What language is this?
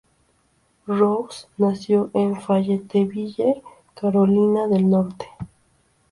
Spanish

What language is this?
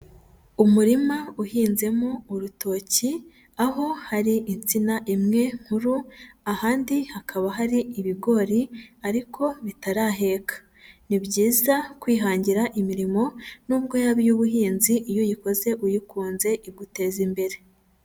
Kinyarwanda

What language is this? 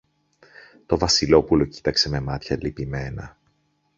Greek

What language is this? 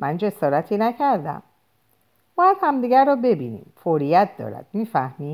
Persian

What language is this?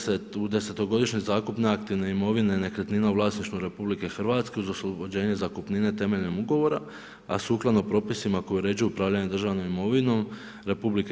Croatian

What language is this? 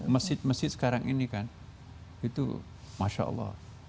Indonesian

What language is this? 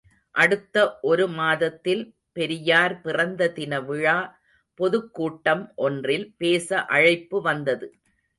Tamil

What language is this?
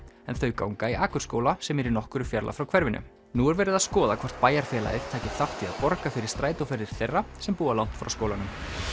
Icelandic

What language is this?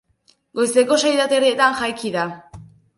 Basque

